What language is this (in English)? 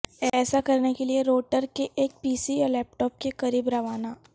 Urdu